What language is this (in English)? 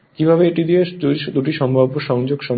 Bangla